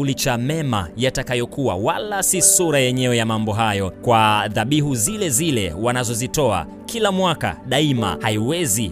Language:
Swahili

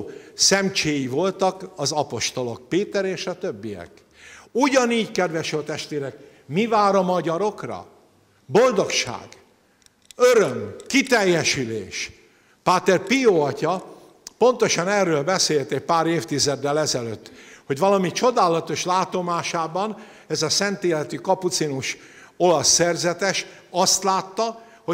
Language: Hungarian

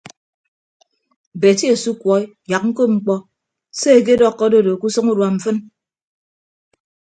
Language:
Ibibio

